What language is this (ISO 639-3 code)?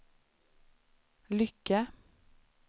swe